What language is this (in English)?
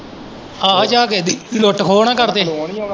Punjabi